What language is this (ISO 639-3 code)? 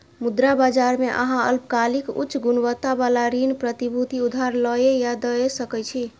mai